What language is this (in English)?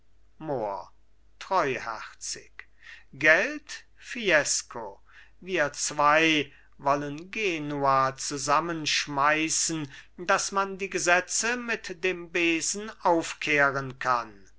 German